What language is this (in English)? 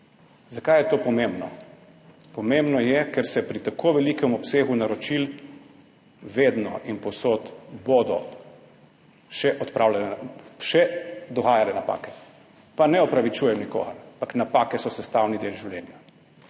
Slovenian